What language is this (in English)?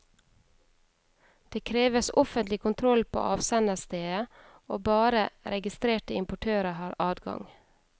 Norwegian